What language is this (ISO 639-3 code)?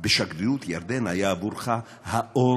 heb